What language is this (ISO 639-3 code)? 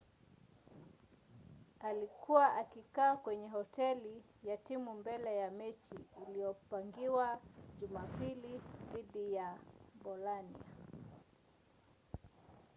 swa